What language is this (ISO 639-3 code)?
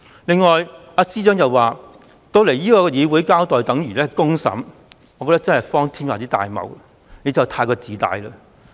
yue